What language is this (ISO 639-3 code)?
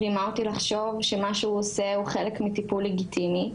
heb